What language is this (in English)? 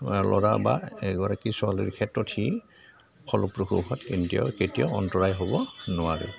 Assamese